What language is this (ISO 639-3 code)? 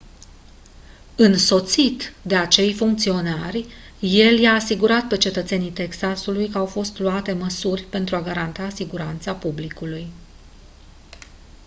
ron